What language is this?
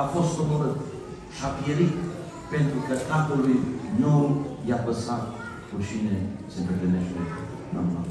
Romanian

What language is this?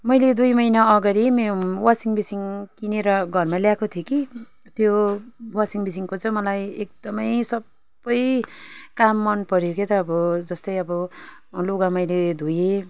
Nepali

